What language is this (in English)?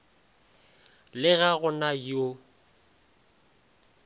Northern Sotho